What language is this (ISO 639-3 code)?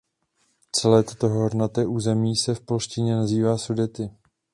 ces